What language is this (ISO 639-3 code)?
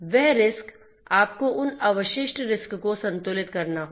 hin